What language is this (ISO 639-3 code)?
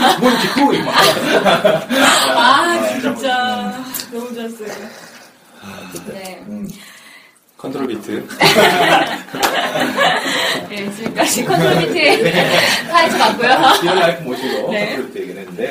kor